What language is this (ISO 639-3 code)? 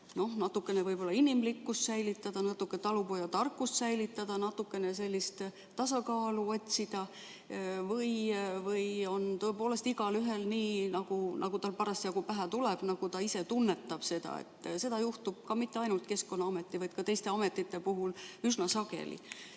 est